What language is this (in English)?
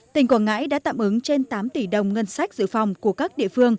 Vietnamese